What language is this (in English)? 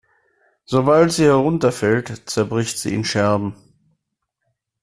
German